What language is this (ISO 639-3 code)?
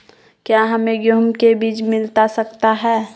mag